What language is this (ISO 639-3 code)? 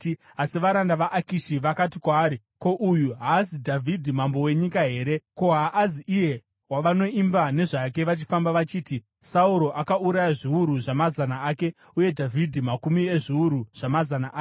sna